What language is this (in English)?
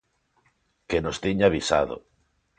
Galician